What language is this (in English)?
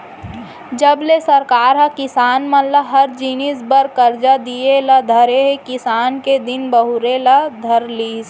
Chhattisgarhi